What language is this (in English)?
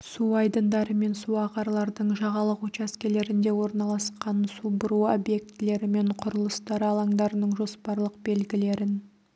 Kazakh